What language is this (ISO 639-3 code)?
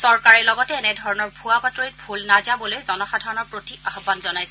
asm